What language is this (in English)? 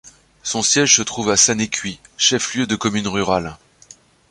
French